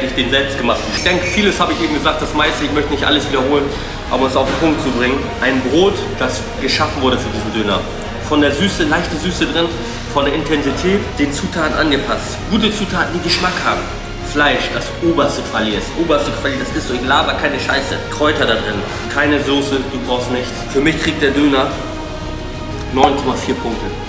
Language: German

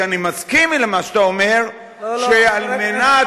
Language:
Hebrew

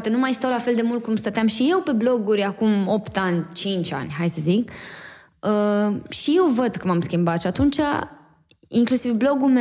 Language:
Romanian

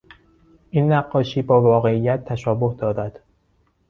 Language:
Persian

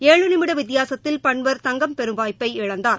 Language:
Tamil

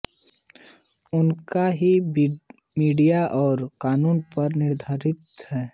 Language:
Hindi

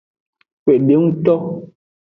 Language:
Aja (Benin)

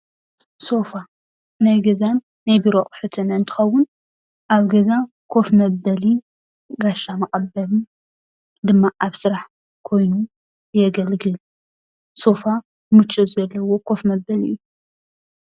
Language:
Tigrinya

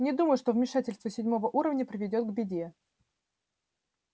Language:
Russian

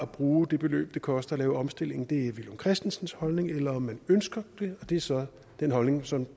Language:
Danish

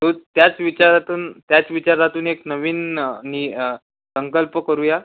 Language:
Marathi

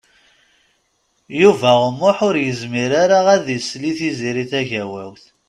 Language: Kabyle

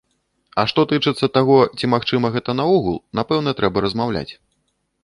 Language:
Belarusian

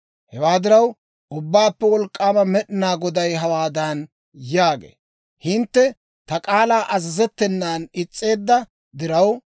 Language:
Dawro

